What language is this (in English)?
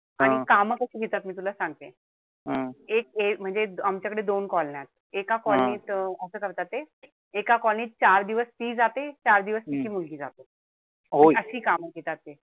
Marathi